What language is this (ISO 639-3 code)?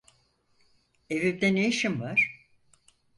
tur